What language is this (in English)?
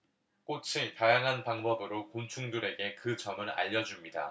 Korean